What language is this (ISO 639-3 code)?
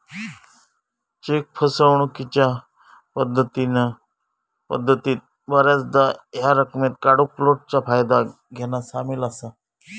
mar